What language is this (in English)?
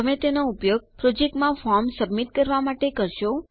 Gujarati